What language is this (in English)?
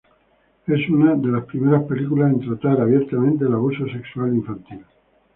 Spanish